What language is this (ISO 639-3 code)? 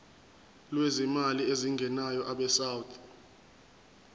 zul